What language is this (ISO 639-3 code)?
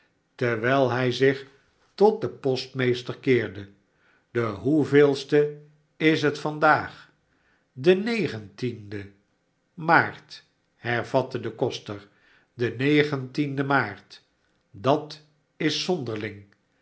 nld